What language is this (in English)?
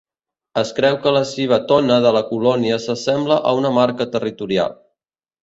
Catalan